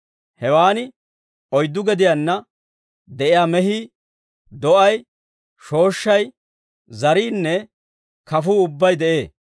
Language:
Dawro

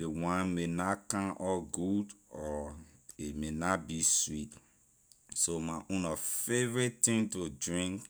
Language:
Liberian English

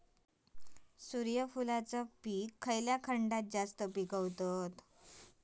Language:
Marathi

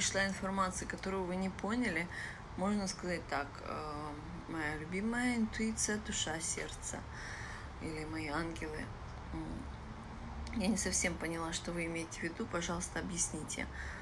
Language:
Russian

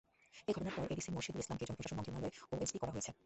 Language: Bangla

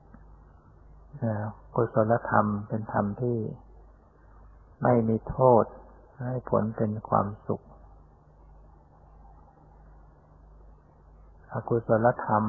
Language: Thai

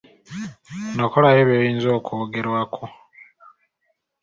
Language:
Ganda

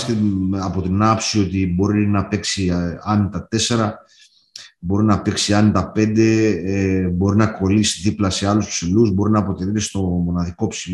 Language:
Greek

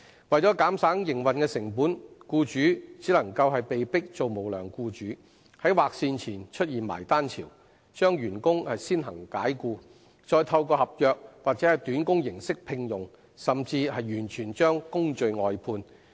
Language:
Cantonese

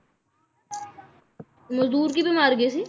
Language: Punjabi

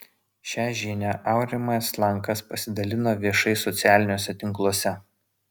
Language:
Lithuanian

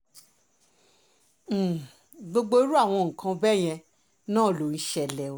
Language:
Yoruba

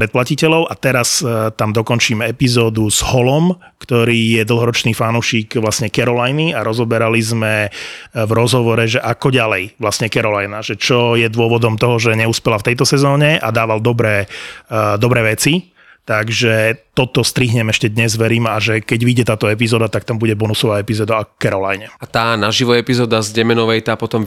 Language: Slovak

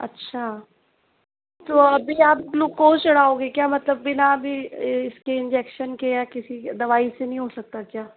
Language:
Hindi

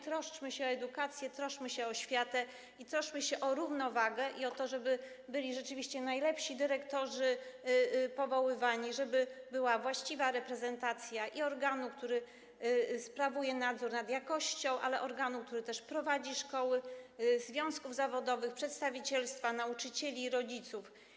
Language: Polish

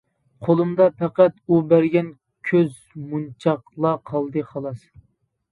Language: Uyghur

